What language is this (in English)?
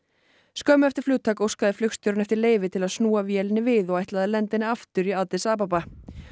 Icelandic